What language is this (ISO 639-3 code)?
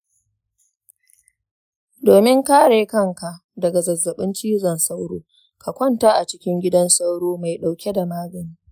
hau